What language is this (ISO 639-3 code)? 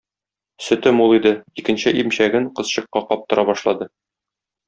tat